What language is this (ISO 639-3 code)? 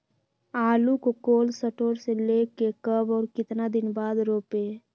mag